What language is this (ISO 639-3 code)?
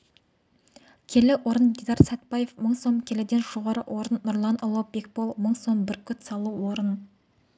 kaz